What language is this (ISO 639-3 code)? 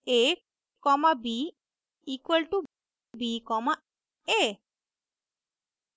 hin